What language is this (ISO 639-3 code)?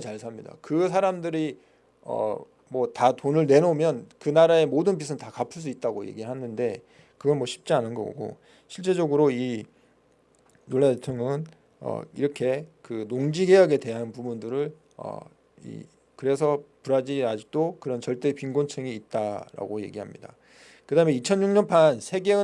kor